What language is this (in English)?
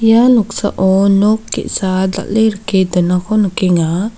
Garo